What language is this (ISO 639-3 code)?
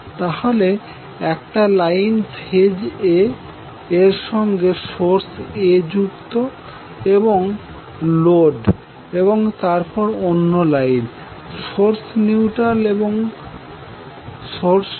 ben